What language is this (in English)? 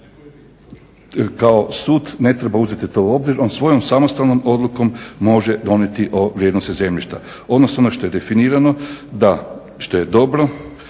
Croatian